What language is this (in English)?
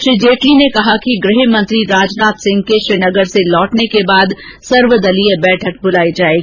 Hindi